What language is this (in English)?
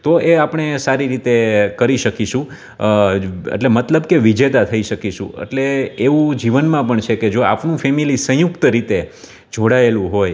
Gujarati